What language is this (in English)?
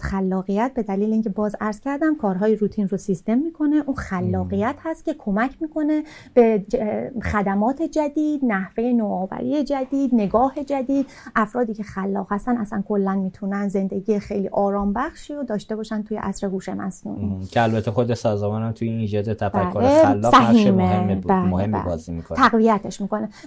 Persian